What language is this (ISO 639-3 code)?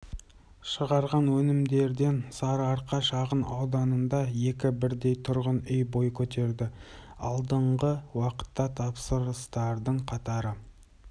kaz